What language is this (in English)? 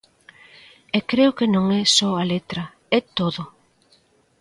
Galician